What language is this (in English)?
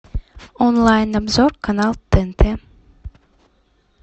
Russian